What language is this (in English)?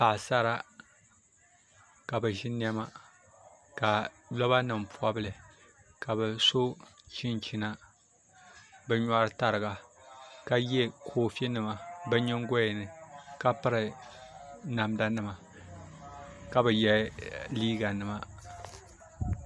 Dagbani